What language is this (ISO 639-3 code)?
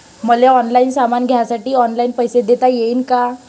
mar